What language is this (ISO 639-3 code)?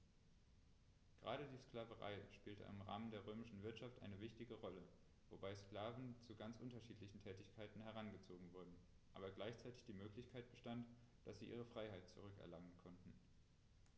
deu